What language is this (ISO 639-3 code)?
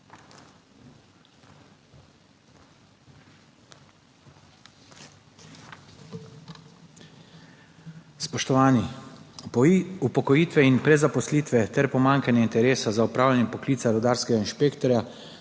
slv